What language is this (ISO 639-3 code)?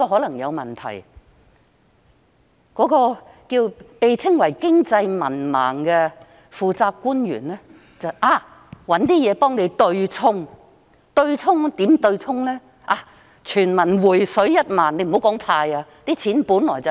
yue